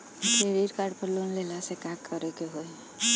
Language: Bhojpuri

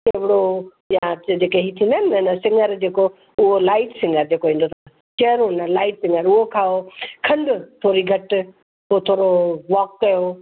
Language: Sindhi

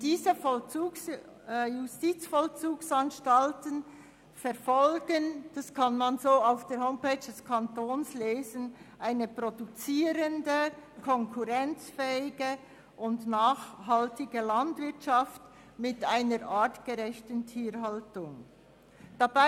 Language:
Swiss German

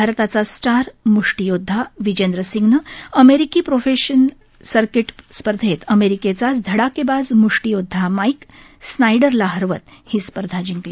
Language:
Marathi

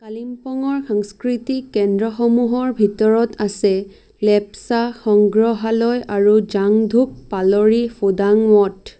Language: Assamese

